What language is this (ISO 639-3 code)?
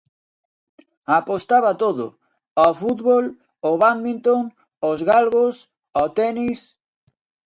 glg